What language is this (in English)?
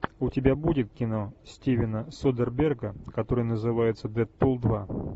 Russian